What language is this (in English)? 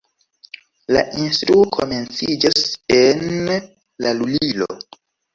Esperanto